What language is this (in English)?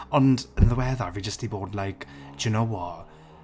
Welsh